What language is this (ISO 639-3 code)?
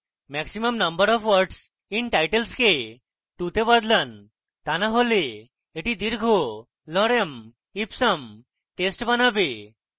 ben